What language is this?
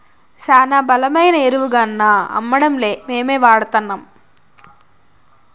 Telugu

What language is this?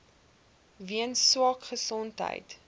Afrikaans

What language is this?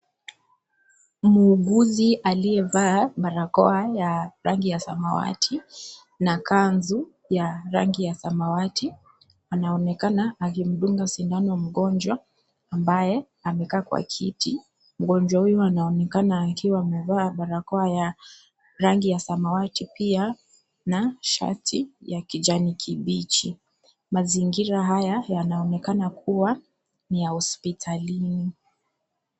Swahili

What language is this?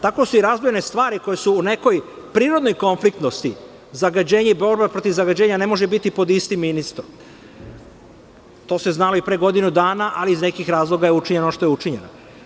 Serbian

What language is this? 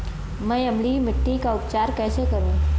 Hindi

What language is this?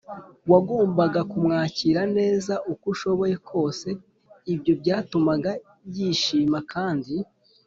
Kinyarwanda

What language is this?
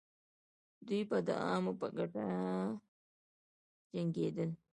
Pashto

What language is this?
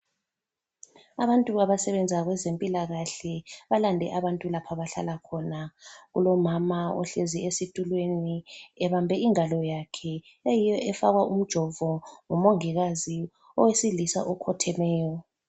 North Ndebele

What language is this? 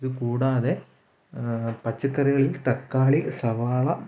Malayalam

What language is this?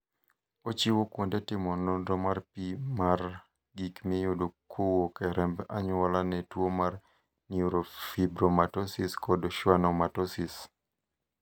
Luo (Kenya and Tanzania)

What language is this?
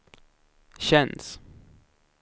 Swedish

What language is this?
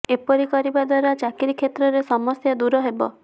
Odia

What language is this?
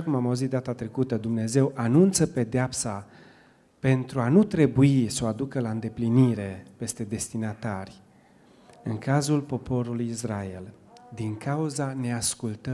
Romanian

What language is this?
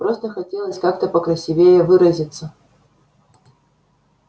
Russian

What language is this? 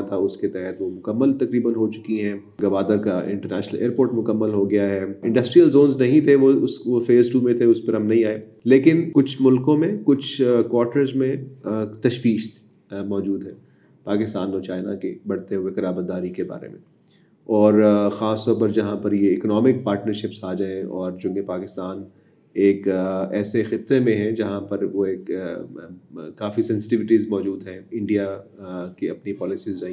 Urdu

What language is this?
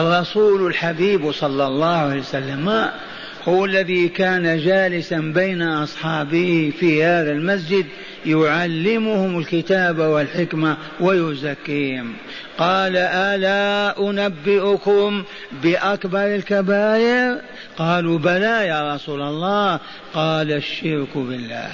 Arabic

